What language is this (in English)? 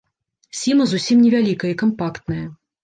Belarusian